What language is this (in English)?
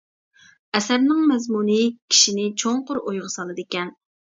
Uyghur